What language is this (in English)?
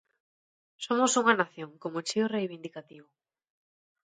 Galician